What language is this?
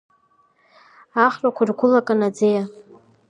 Abkhazian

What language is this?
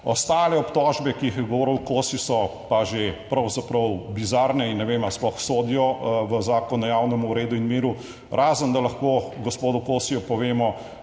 Slovenian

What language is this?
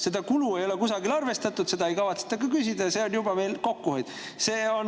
Estonian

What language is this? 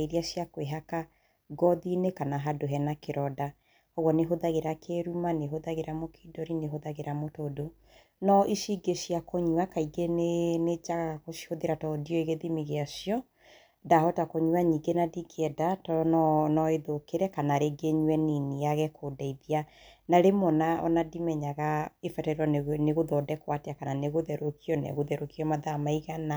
Kikuyu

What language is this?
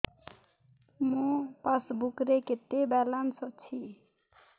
Odia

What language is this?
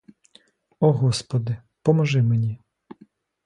Ukrainian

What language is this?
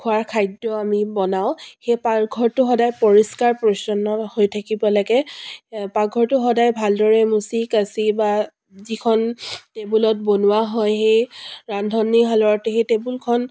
Assamese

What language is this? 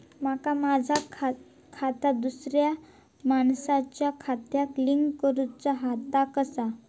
Marathi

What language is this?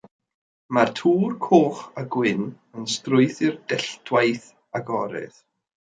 Welsh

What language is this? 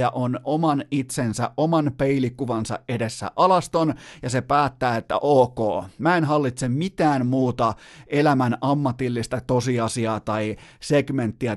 Finnish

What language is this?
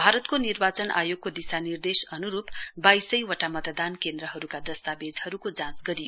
Nepali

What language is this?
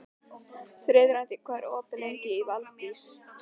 Icelandic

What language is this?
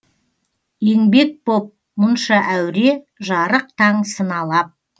Kazakh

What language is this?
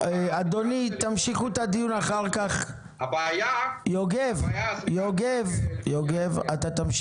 Hebrew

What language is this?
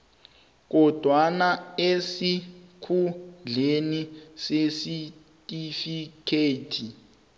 South Ndebele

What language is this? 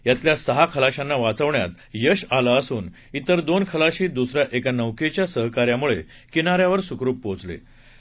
Marathi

